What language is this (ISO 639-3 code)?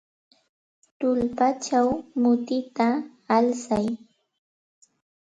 qxt